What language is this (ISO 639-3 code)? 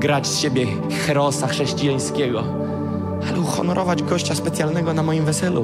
pol